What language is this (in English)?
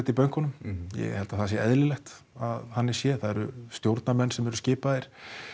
Icelandic